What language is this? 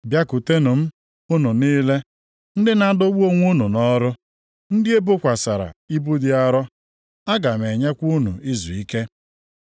Igbo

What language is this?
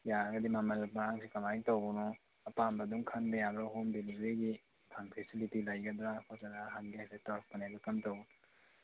Manipuri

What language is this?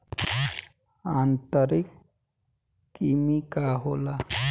Bhojpuri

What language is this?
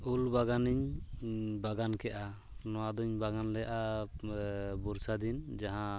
Santali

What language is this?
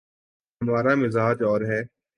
Urdu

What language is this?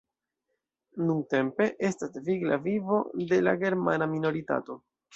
Esperanto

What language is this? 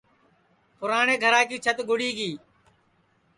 Sansi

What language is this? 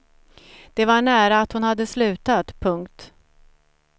Swedish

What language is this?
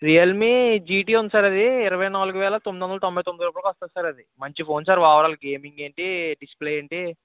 Telugu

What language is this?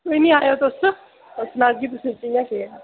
Dogri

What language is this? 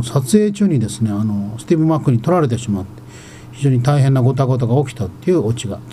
Japanese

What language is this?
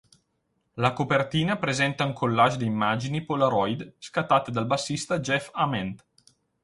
Italian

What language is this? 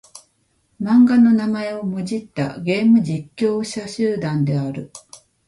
Japanese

